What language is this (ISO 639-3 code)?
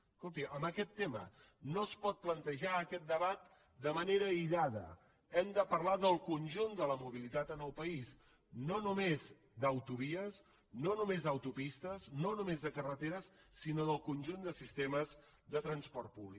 cat